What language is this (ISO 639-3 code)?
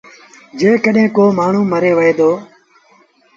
sbn